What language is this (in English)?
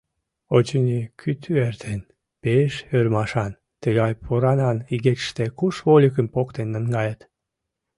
Mari